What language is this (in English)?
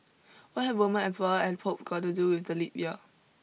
English